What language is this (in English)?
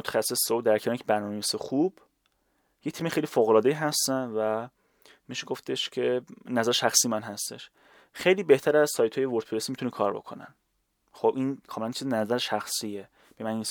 Persian